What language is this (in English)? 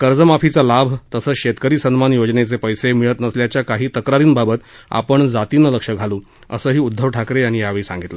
Marathi